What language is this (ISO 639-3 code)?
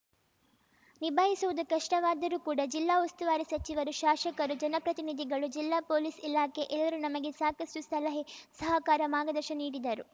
kan